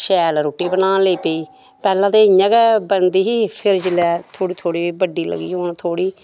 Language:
Dogri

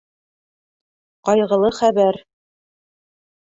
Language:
Bashkir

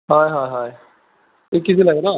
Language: Assamese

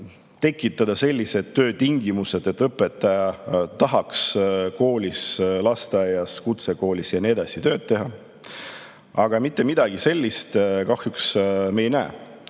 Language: Estonian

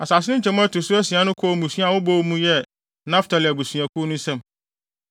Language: Akan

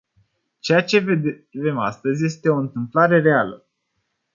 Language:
Romanian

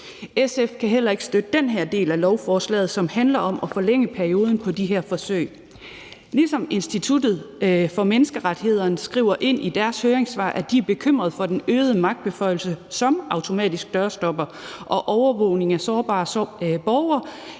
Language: Danish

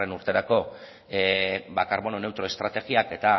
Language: Basque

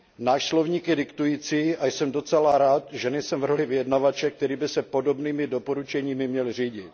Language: Czech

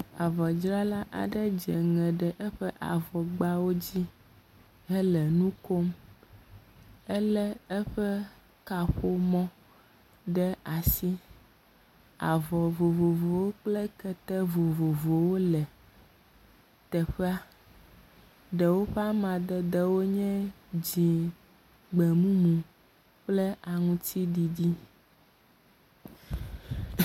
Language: Ewe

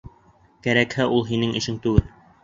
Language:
Bashkir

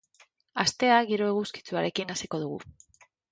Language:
Basque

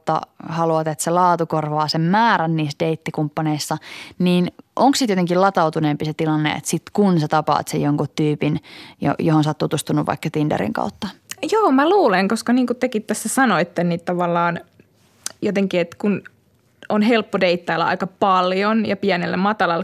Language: Finnish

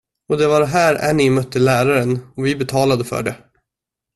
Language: Swedish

